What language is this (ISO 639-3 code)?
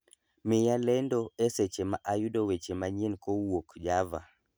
luo